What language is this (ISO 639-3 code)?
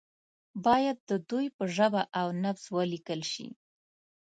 pus